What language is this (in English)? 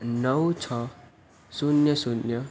Gujarati